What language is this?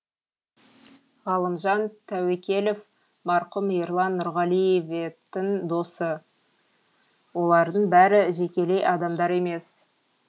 Kazakh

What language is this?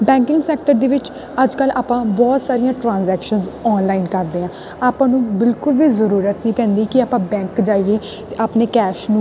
Punjabi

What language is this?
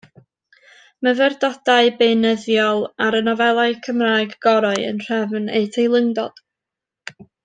Welsh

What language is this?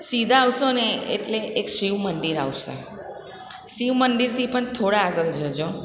Gujarati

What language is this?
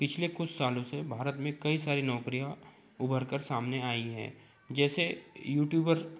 Hindi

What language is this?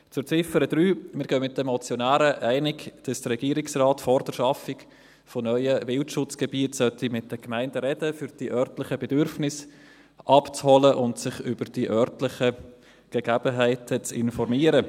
Swiss German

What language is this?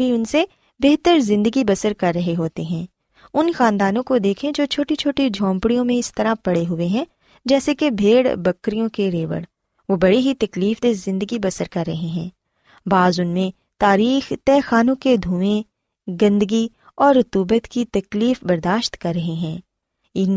Urdu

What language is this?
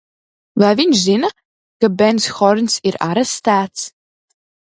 Latvian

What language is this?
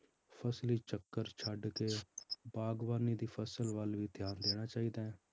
Punjabi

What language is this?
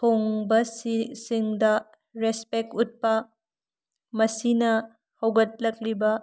Manipuri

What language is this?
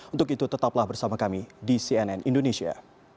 Indonesian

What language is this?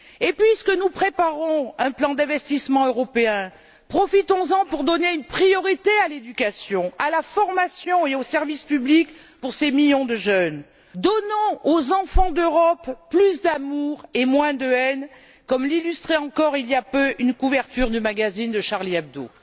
French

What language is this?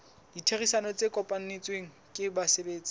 Southern Sotho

